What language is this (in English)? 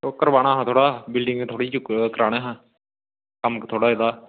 Dogri